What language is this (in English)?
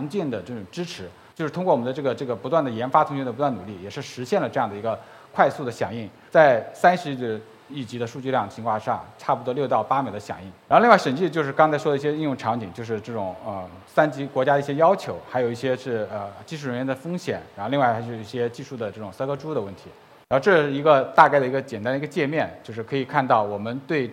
Chinese